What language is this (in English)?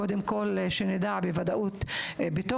Hebrew